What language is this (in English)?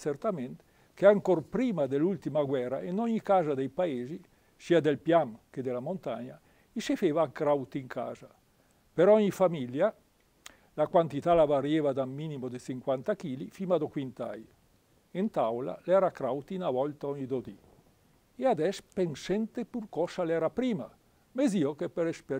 Italian